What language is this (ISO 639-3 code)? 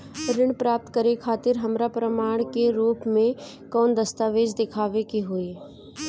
bho